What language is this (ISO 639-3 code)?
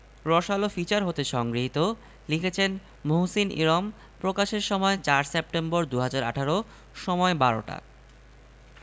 ben